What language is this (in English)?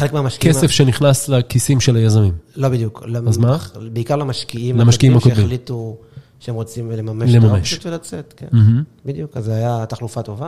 Hebrew